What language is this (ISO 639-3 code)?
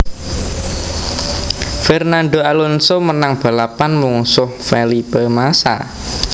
jav